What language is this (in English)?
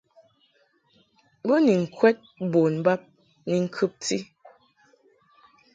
Mungaka